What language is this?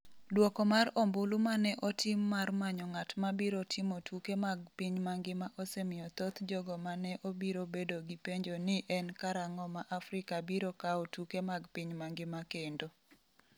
Luo (Kenya and Tanzania)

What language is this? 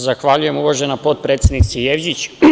Serbian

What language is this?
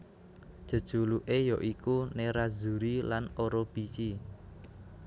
Javanese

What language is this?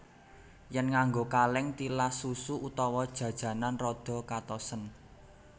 Javanese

